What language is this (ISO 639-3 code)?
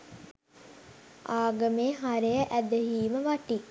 sin